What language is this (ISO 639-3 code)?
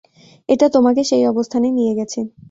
ben